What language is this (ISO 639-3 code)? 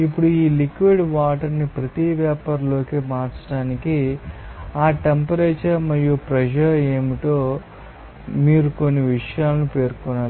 tel